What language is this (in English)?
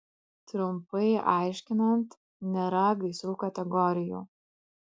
Lithuanian